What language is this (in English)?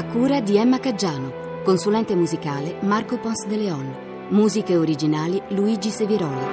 Italian